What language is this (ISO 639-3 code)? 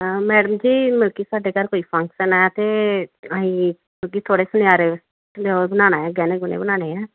pan